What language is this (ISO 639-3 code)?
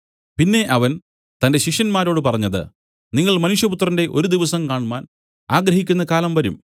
mal